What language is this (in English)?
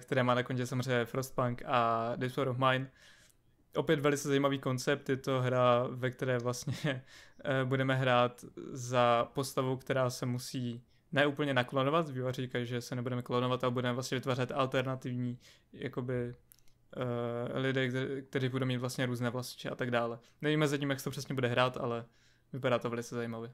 Czech